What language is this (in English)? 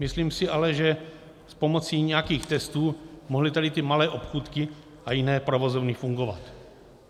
Czech